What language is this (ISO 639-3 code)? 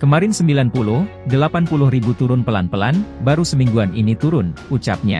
ind